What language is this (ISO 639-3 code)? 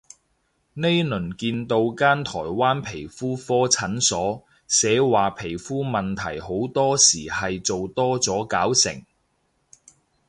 yue